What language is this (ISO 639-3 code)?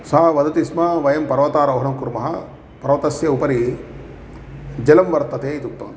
san